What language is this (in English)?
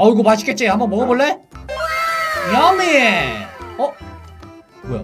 Korean